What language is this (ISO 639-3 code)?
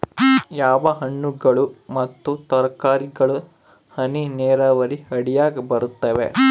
kan